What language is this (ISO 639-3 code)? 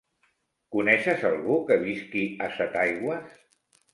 cat